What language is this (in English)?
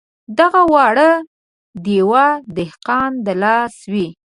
Pashto